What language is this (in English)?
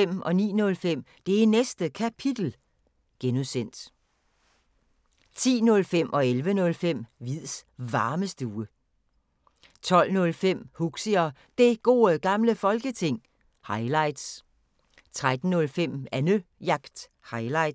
Danish